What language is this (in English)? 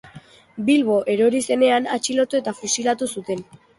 Basque